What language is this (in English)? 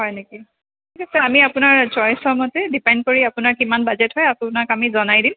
Assamese